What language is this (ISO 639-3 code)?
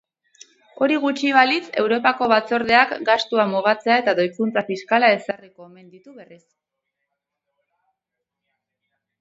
eus